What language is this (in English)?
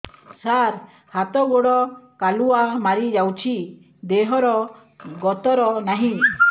Odia